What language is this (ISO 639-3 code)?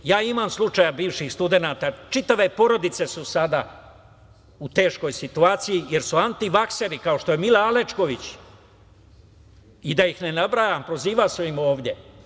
srp